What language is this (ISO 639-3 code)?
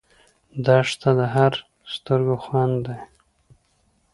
pus